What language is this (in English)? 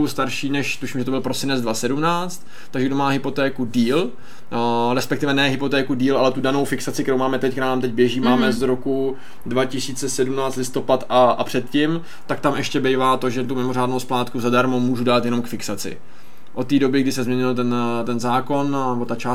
Czech